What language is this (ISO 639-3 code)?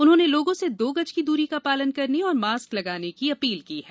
hin